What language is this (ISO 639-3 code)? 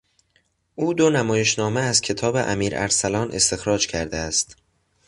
fas